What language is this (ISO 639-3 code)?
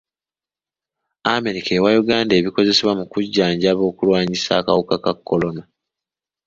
lug